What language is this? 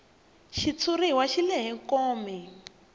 Tsonga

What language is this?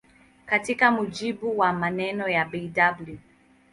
Swahili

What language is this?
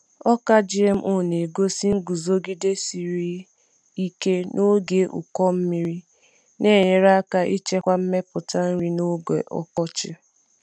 Igbo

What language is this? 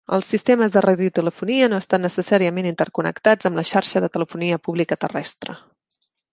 Catalan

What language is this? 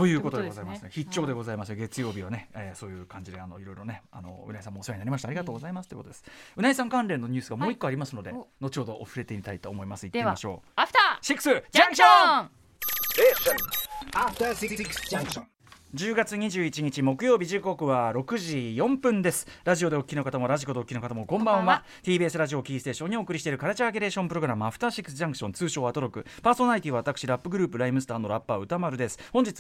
Japanese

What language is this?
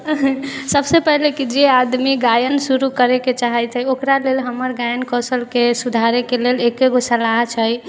Maithili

